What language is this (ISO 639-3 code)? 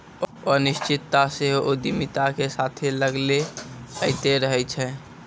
mai